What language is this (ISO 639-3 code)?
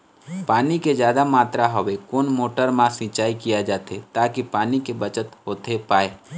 hne